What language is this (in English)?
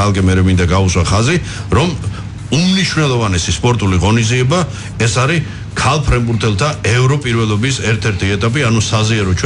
Romanian